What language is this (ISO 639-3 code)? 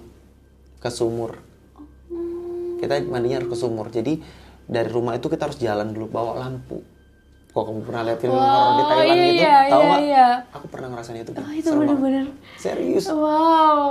ind